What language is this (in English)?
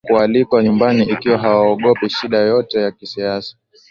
Swahili